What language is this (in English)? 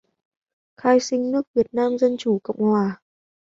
Vietnamese